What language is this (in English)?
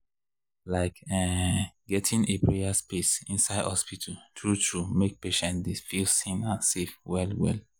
Nigerian Pidgin